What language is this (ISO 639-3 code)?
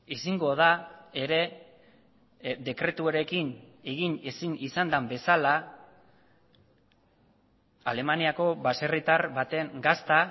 eus